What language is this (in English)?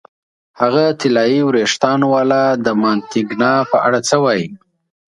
Pashto